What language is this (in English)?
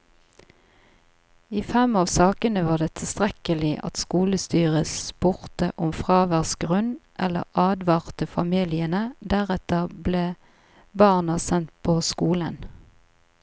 Norwegian